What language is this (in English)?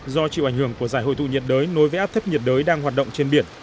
Vietnamese